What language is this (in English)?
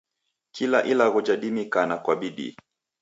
Taita